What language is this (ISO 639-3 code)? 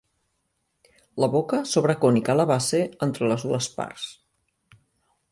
cat